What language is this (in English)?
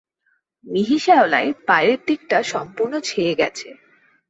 Bangla